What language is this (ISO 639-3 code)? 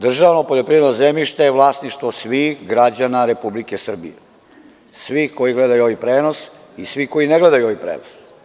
srp